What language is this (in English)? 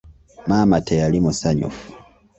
Ganda